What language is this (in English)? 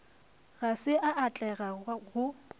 Northern Sotho